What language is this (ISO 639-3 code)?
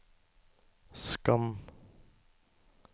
nor